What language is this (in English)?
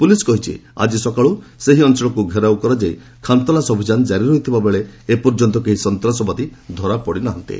Odia